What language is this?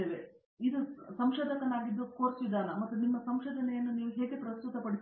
Kannada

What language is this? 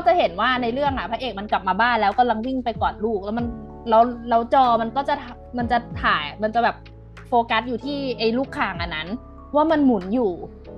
Thai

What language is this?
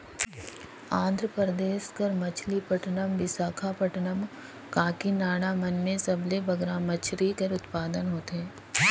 Chhattisgarhi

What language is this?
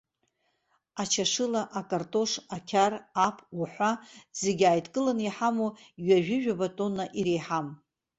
Abkhazian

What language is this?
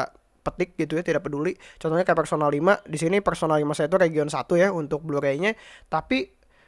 Indonesian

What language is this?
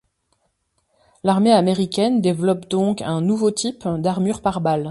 French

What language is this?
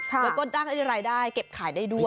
Thai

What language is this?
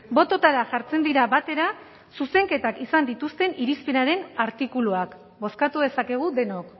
Basque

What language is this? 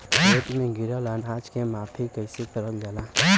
Bhojpuri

